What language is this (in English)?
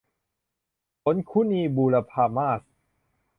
Thai